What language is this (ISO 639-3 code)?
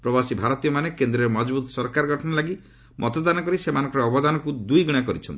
ori